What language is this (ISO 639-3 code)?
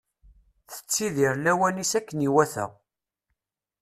kab